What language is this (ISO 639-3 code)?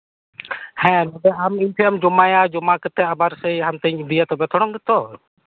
sat